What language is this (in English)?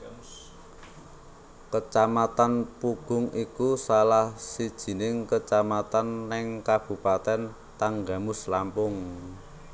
Javanese